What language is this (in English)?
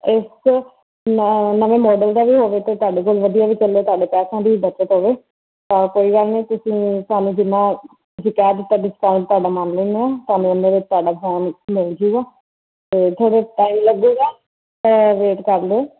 Punjabi